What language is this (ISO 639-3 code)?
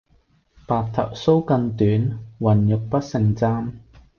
yue